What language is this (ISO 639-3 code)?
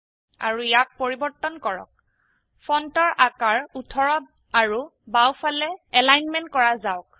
asm